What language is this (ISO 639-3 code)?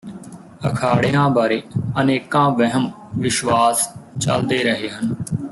pan